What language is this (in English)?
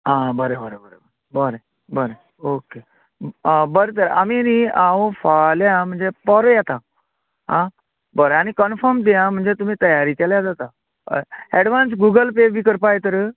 Konkani